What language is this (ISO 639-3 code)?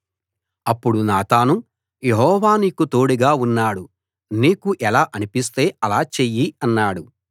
tel